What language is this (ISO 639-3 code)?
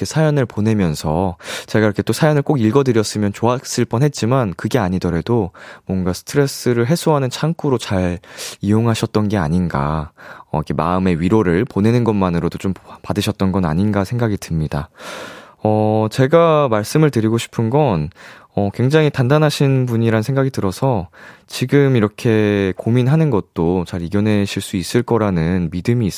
kor